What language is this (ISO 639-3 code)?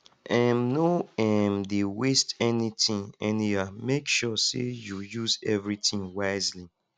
pcm